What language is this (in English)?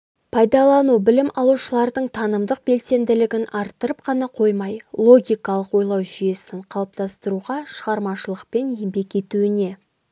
Kazakh